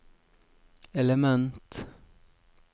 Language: Norwegian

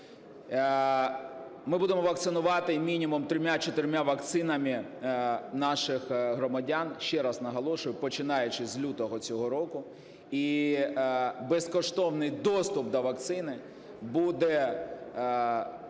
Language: Ukrainian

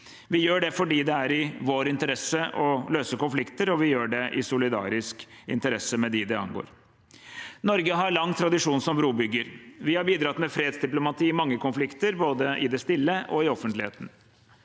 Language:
Norwegian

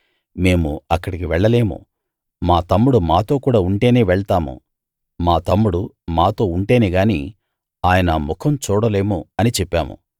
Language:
Telugu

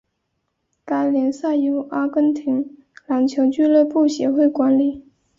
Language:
Chinese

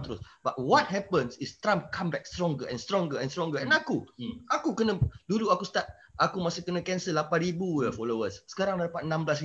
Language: Malay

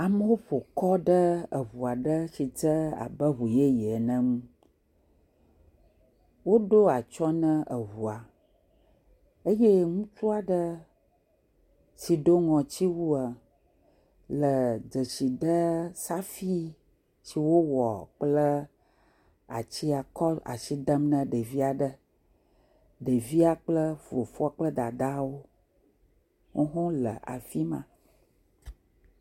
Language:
Ewe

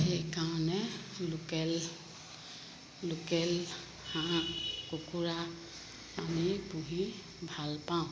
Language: Assamese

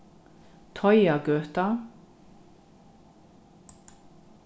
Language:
Faroese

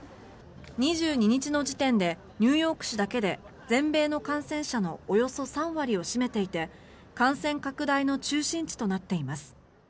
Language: Japanese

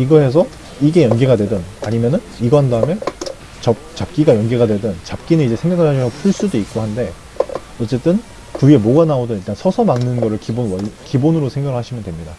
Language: Korean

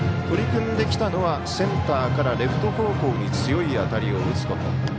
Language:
Japanese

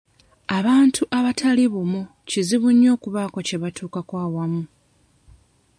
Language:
Ganda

